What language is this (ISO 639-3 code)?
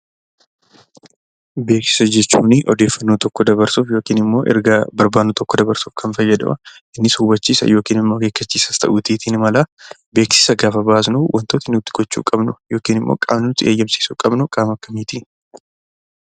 orm